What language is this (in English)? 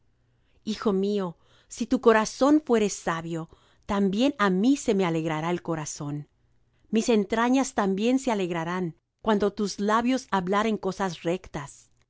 Spanish